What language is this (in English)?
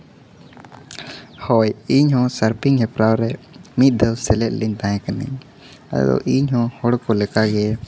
Santali